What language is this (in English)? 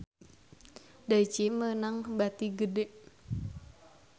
Sundanese